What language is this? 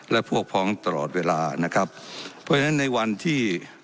Thai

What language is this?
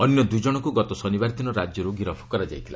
Odia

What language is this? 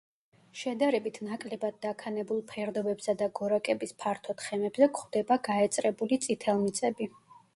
Georgian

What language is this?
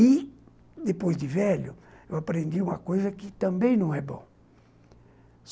Portuguese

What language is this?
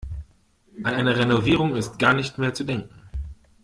German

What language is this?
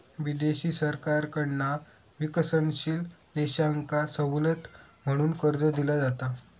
Marathi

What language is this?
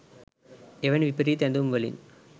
Sinhala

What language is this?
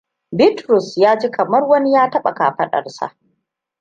Hausa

